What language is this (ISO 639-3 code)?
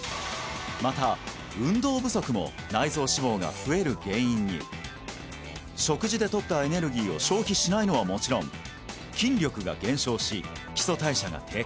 jpn